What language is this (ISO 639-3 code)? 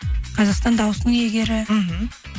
kaz